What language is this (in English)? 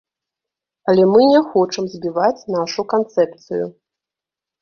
Belarusian